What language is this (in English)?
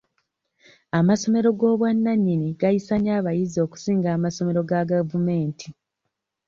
Ganda